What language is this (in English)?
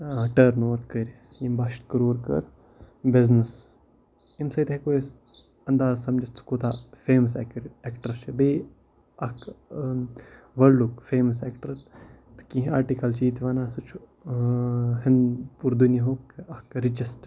Kashmiri